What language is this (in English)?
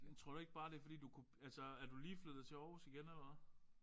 Danish